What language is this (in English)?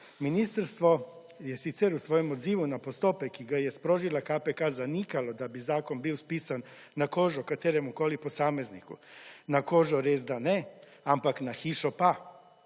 Slovenian